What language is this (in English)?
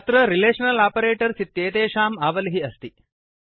Sanskrit